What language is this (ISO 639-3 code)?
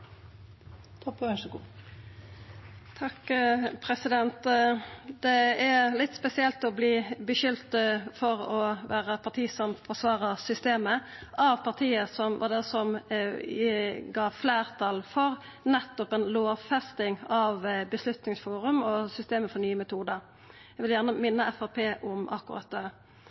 nno